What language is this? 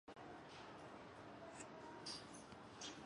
Chinese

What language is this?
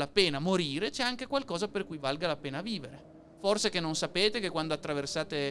Italian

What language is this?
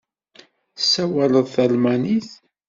Kabyle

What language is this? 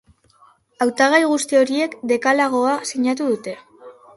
Basque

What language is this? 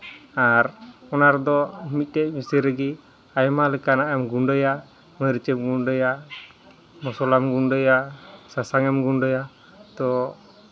Santali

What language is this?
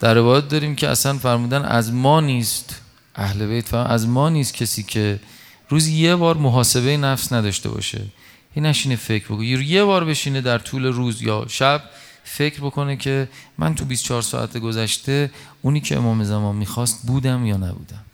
Persian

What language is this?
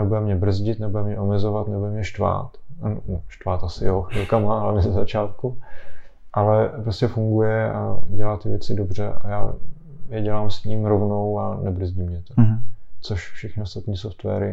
Czech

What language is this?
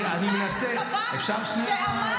Hebrew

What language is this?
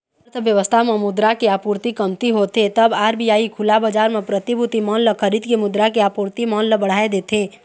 Chhattisgarhi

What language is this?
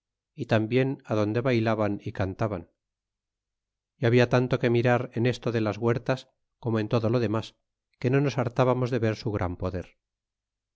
Spanish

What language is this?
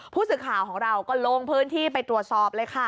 Thai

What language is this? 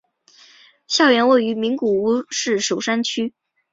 Chinese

